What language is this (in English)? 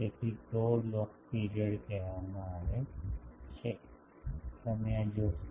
Gujarati